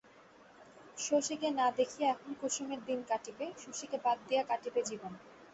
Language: Bangla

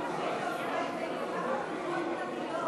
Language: Hebrew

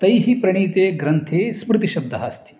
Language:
Sanskrit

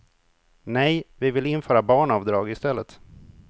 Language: Swedish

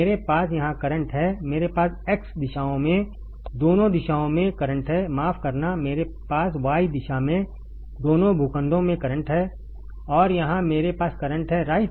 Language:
Hindi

